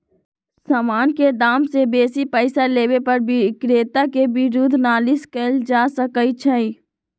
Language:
Magahi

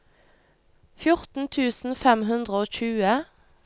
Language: Norwegian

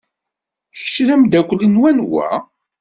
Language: Kabyle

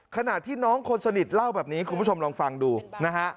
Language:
Thai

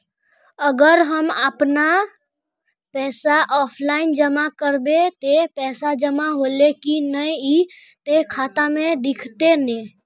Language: Magahi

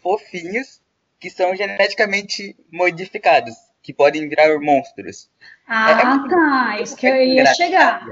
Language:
Portuguese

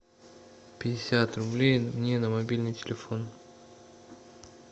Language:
Russian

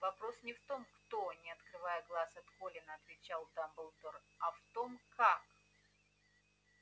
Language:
Russian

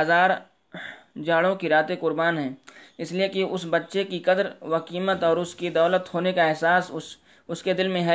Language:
Urdu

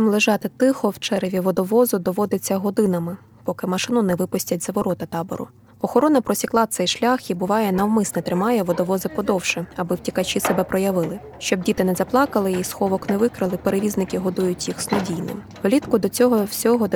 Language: Ukrainian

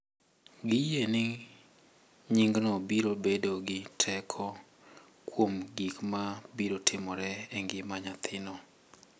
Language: Luo (Kenya and Tanzania)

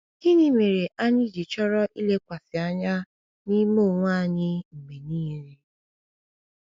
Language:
Igbo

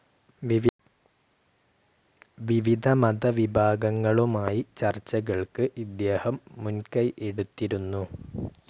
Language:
Malayalam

